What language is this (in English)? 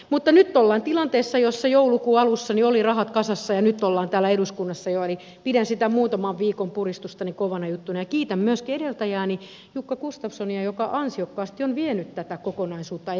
Finnish